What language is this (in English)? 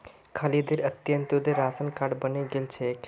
Magahi